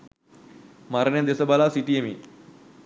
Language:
Sinhala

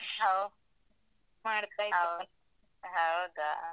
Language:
Kannada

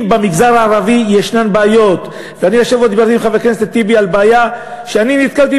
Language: Hebrew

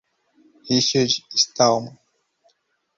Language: Portuguese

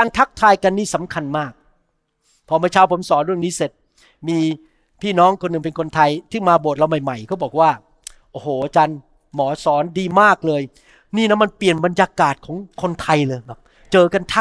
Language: Thai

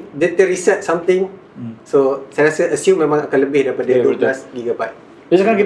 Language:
Malay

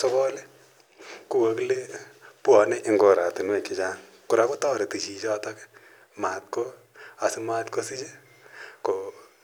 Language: Kalenjin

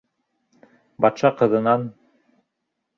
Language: Bashkir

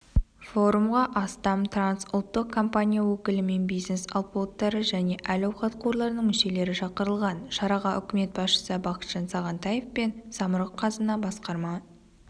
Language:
Kazakh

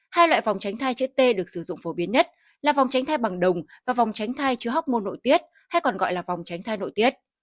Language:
Vietnamese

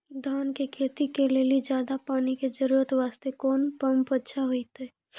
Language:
Maithili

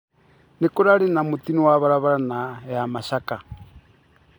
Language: Kikuyu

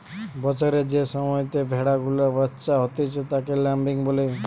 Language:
Bangla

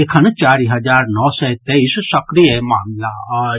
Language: Maithili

